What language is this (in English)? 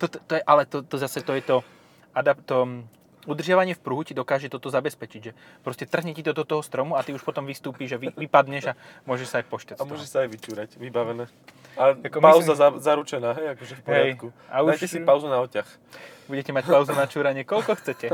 Slovak